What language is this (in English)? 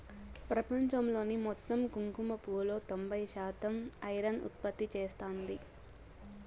Telugu